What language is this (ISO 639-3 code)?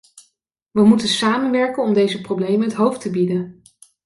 nld